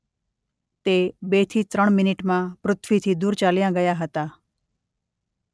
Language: Gujarati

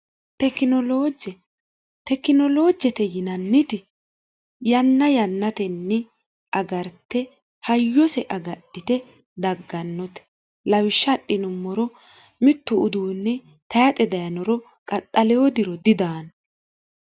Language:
Sidamo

